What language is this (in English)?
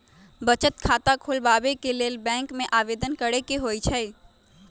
Magahi